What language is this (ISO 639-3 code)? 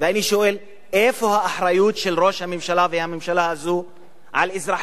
heb